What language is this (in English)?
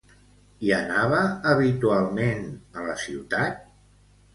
Catalan